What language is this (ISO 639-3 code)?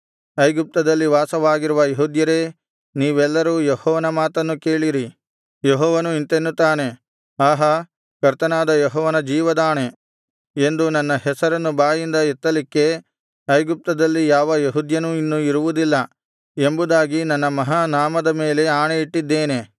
kan